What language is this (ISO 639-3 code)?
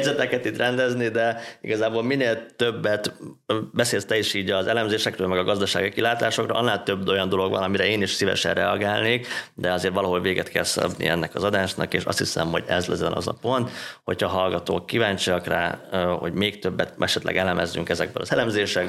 hun